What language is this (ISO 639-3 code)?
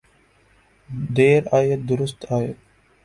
urd